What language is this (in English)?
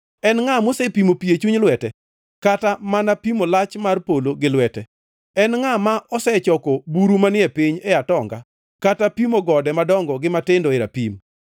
Luo (Kenya and Tanzania)